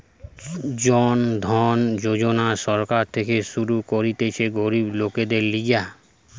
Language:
Bangla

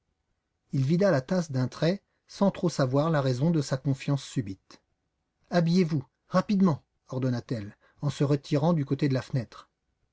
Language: French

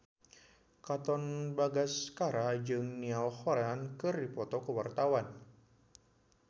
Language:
Sundanese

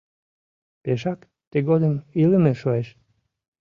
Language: Mari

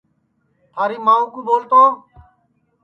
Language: Sansi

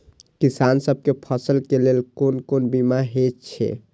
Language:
Maithili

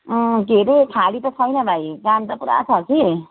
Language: Nepali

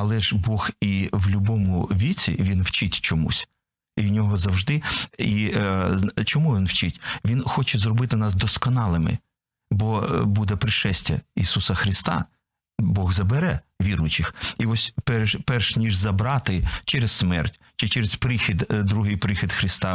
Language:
Ukrainian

